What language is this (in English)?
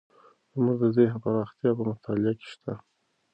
Pashto